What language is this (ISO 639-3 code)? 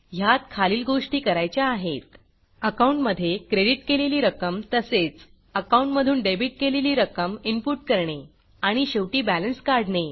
mar